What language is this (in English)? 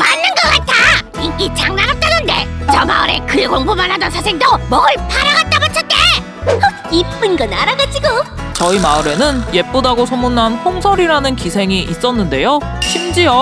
Korean